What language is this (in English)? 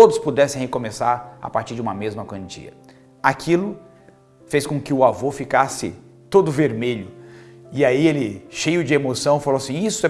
Portuguese